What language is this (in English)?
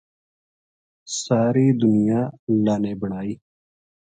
Gujari